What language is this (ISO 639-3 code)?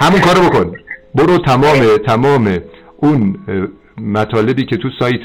fas